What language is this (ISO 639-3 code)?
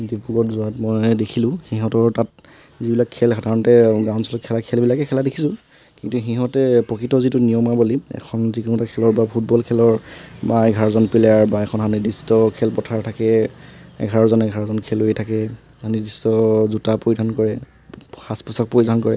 asm